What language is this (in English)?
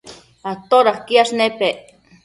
Matsés